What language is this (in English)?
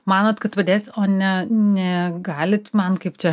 Lithuanian